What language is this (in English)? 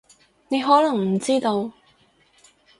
Cantonese